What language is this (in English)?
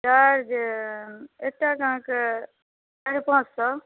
Maithili